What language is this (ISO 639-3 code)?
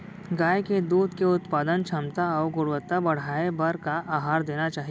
hne